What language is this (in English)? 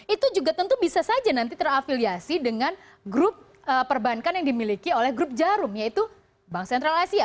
Indonesian